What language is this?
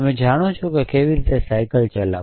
Gujarati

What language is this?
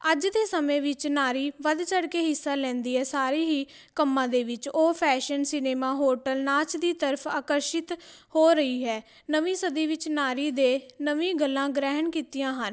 Punjabi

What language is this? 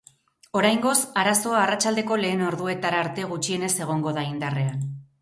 Basque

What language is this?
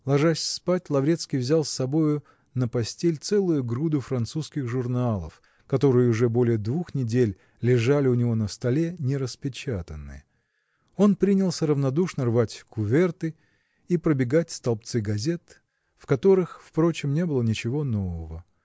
Russian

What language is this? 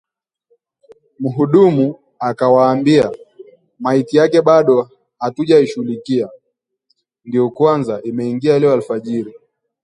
Swahili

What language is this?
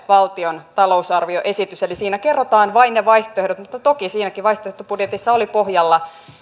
Finnish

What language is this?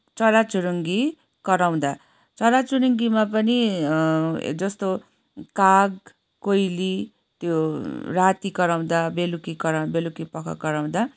Nepali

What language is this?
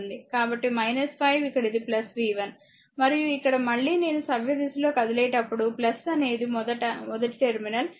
Telugu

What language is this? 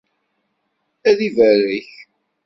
Kabyle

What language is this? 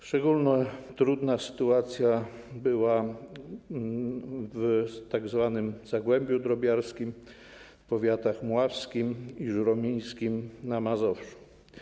Polish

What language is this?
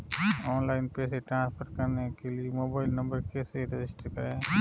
Hindi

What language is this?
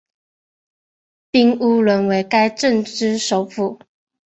Chinese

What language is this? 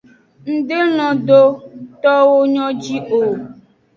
Aja (Benin)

